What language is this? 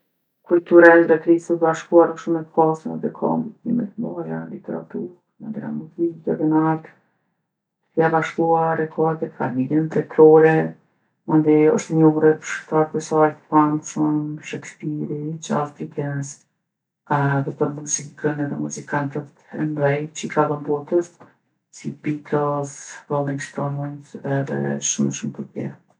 Gheg Albanian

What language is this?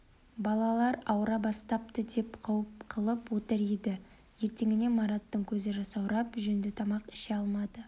Kazakh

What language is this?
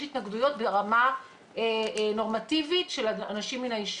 Hebrew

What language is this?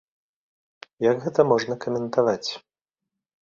Belarusian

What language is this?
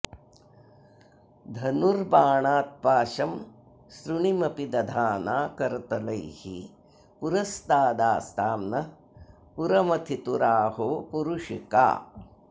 Sanskrit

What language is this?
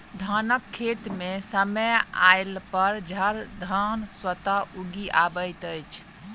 Maithili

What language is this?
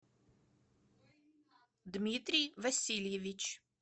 Russian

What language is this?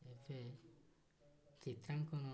Odia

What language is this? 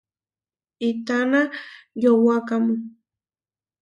Huarijio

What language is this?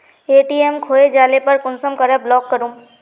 Magahi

